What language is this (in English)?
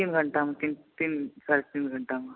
Maithili